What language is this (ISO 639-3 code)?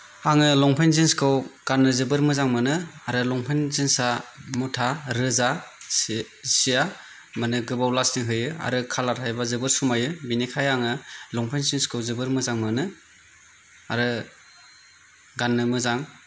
brx